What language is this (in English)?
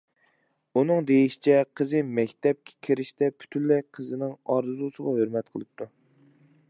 Uyghur